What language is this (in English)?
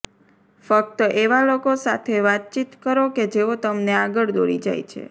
Gujarati